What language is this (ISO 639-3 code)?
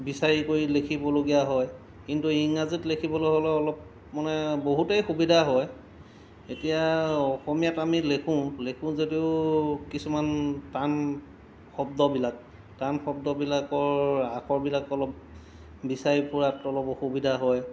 asm